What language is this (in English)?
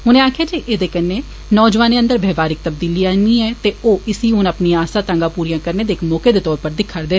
Dogri